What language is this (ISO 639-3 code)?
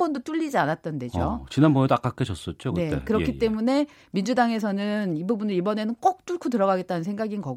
kor